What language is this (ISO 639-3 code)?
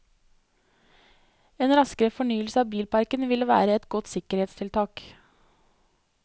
nor